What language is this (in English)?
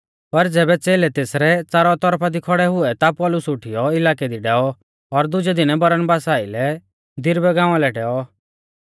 Mahasu Pahari